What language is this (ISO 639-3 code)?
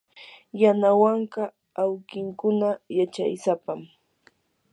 qur